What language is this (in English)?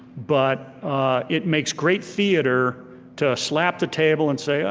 English